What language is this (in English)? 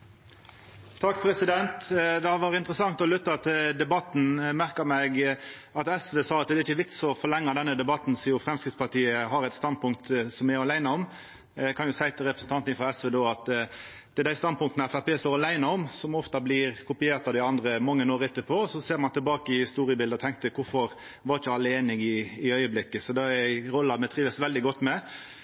Norwegian Nynorsk